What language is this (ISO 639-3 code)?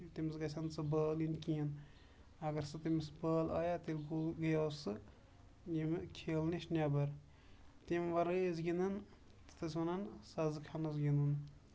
kas